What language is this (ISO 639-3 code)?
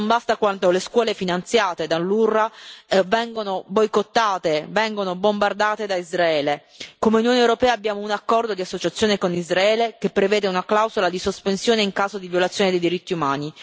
ita